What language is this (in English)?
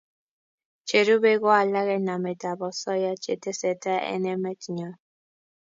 Kalenjin